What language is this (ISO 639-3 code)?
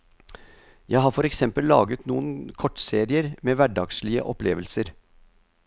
nor